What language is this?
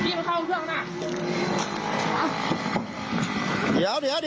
Thai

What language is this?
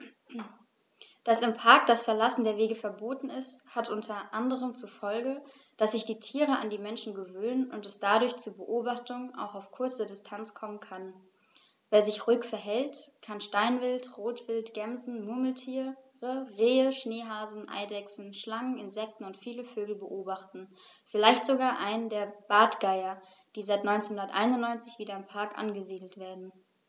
German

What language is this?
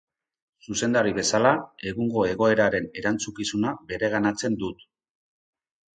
Basque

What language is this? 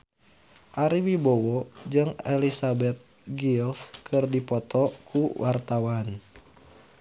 Sundanese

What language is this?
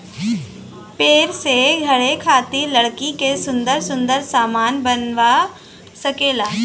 Bhojpuri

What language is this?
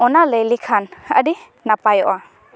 Santali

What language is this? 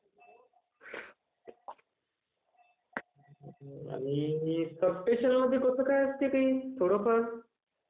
Marathi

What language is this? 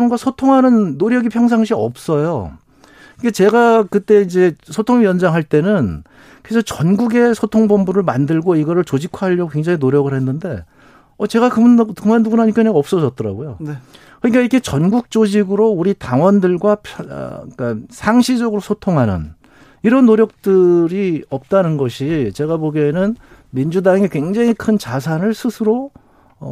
Korean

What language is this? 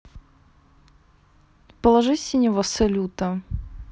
Russian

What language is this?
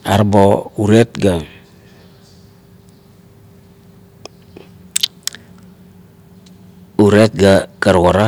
Kuot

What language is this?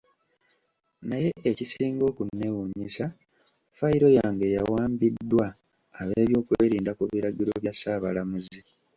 Ganda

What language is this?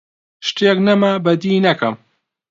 Central Kurdish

